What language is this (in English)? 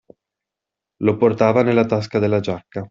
Italian